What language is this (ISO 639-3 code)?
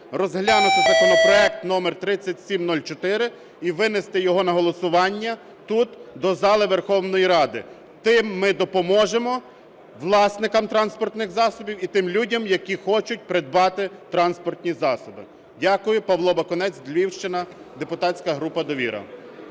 ukr